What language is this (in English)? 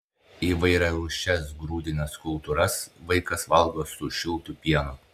Lithuanian